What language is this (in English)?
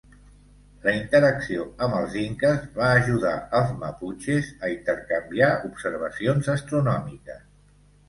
Catalan